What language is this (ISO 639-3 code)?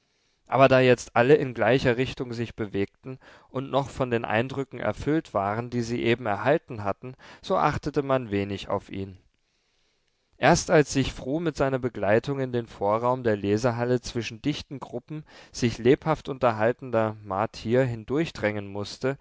deu